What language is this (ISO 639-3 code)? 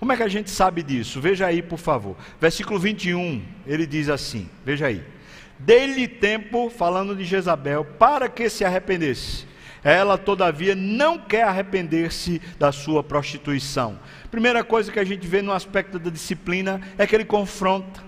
por